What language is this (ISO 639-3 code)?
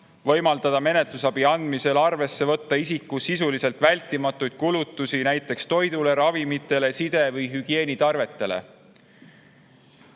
est